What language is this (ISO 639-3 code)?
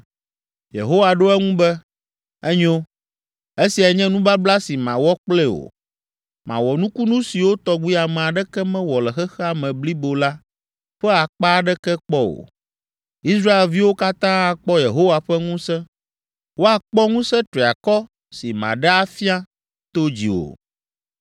ewe